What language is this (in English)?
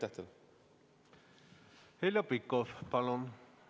Estonian